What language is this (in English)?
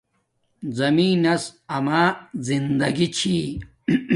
Domaaki